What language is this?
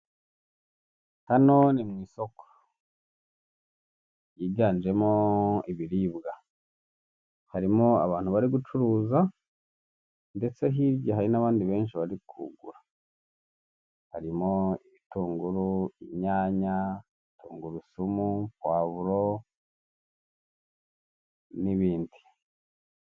Kinyarwanda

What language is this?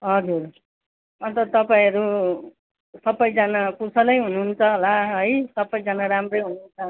Nepali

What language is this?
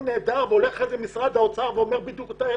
Hebrew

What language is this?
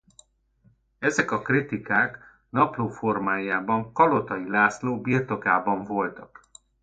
Hungarian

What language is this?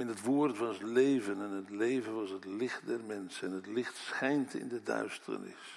Dutch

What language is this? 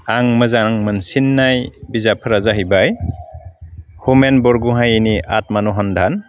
Bodo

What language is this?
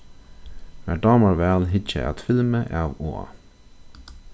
Faroese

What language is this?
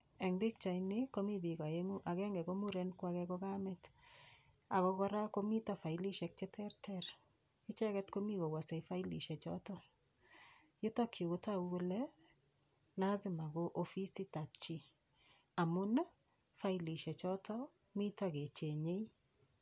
Kalenjin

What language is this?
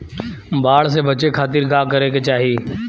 Bhojpuri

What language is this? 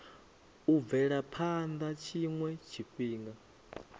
Venda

